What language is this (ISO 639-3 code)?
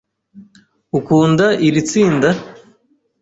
kin